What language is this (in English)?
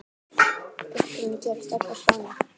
Icelandic